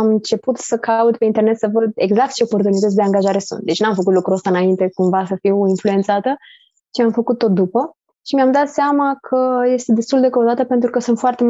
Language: Romanian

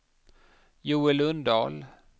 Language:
Swedish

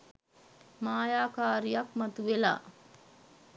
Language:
Sinhala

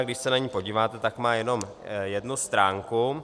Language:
Czech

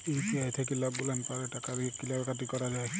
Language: Bangla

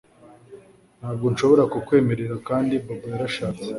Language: Kinyarwanda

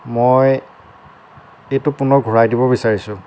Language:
Assamese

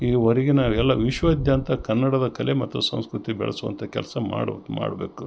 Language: Kannada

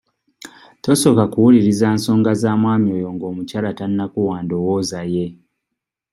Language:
Ganda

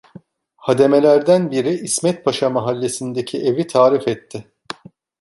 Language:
Turkish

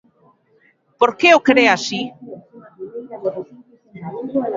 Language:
Galician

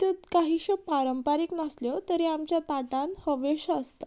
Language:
Konkani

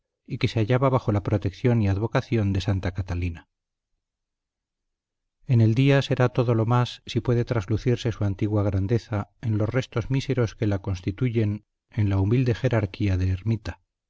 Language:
Spanish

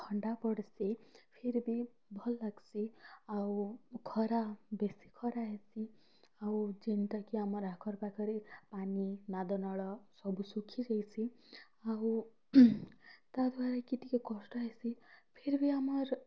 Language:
Odia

